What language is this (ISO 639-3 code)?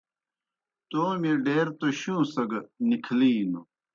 plk